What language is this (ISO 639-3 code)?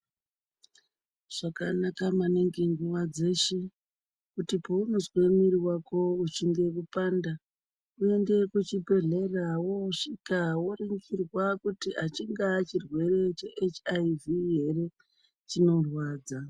ndc